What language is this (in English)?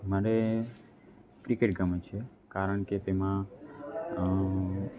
Gujarati